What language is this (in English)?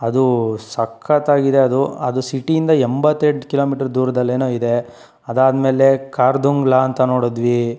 Kannada